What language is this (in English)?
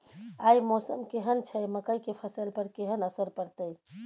Maithili